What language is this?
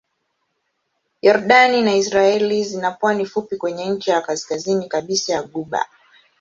Swahili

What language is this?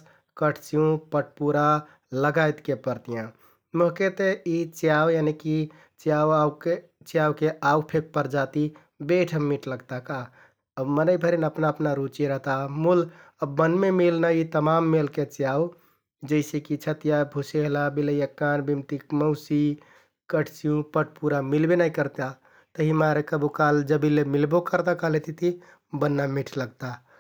Kathoriya Tharu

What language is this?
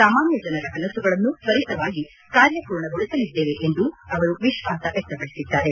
Kannada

